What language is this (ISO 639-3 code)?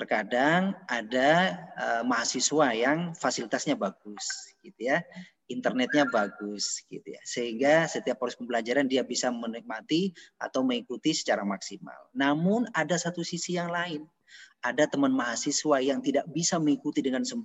ind